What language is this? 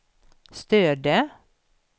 Swedish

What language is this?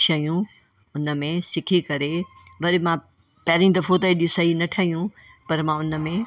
Sindhi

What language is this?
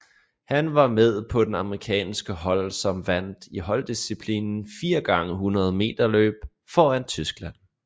Danish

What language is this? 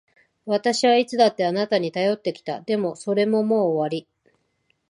Japanese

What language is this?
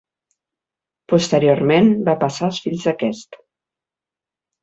Catalan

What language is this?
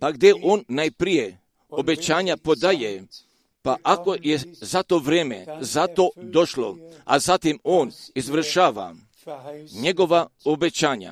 Croatian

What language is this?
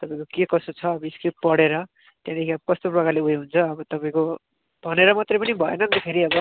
Nepali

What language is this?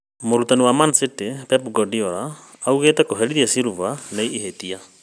Kikuyu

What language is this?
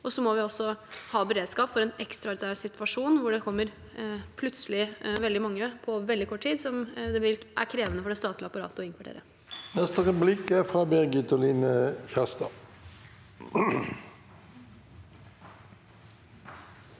Norwegian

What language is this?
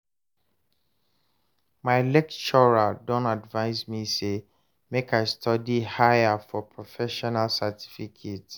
Nigerian Pidgin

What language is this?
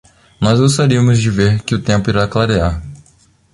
Portuguese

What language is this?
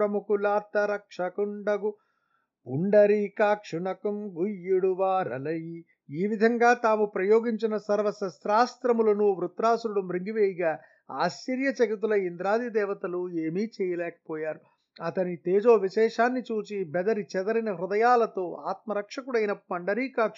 Telugu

